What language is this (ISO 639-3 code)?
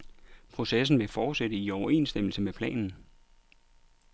dan